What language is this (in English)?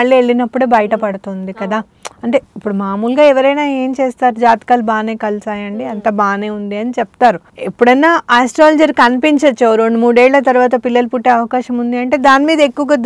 Telugu